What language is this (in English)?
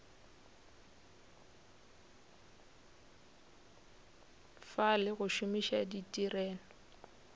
Northern Sotho